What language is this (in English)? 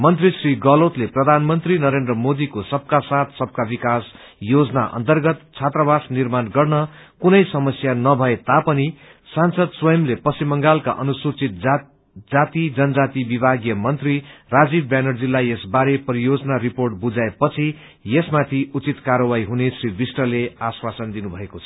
Nepali